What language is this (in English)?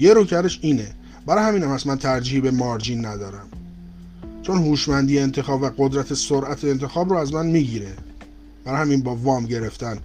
Persian